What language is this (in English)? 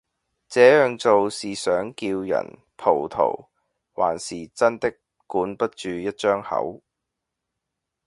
Cantonese